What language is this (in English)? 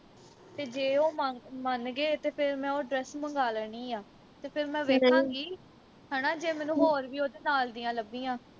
Punjabi